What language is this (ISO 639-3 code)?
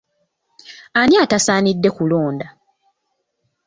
lug